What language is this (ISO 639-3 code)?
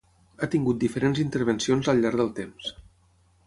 cat